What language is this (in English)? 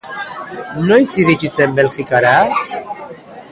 Basque